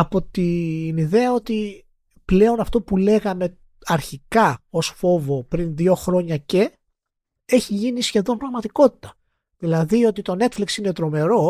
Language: Greek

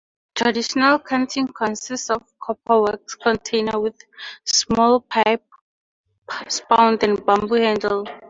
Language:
English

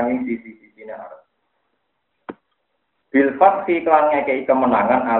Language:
Indonesian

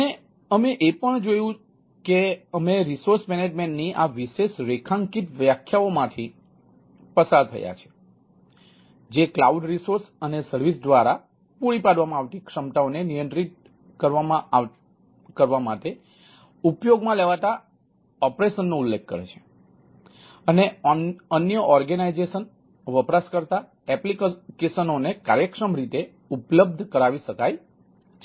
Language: Gujarati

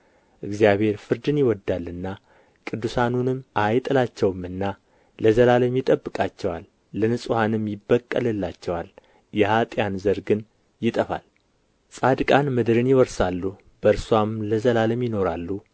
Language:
Amharic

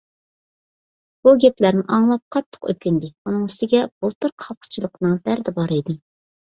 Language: Uyghur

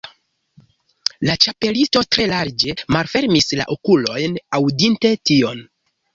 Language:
Esperanto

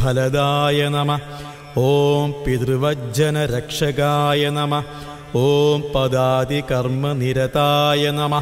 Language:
Arabic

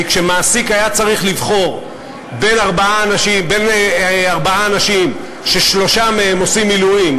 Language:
Hebrew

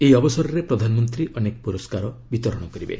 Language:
Odia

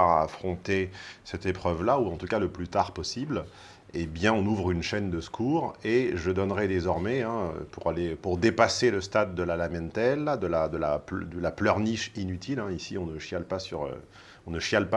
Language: French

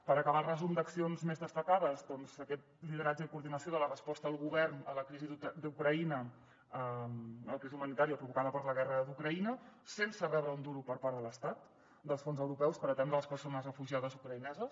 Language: Catalan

